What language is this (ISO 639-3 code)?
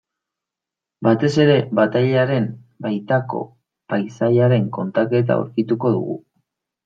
eus